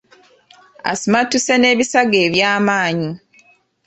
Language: Ganda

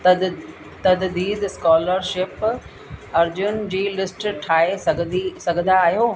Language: Sindhi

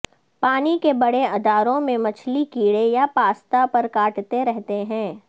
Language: Urdu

